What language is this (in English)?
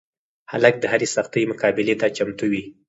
Pashto